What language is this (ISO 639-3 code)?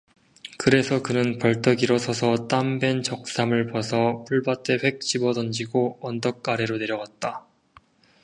kor